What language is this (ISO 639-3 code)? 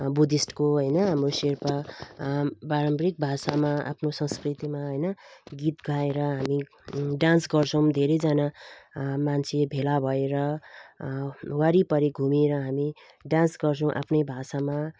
nep